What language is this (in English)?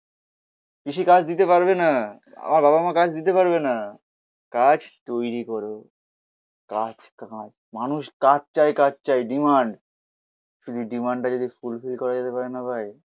Bangla